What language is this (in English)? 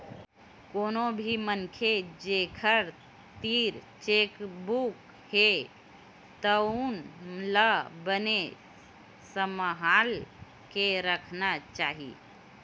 Chhattisgarhi